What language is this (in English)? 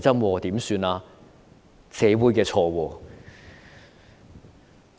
Cantonese